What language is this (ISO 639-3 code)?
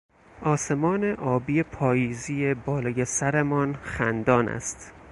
fas